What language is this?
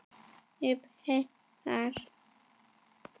Icelandic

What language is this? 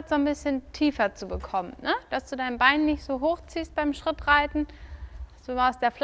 German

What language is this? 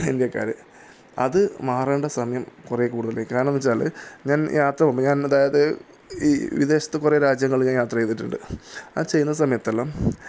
Malayalam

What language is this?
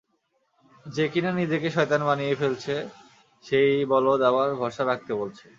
Bangla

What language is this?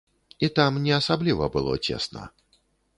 Belarusian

